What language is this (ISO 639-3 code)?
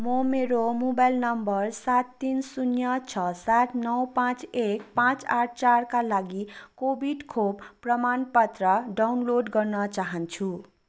nep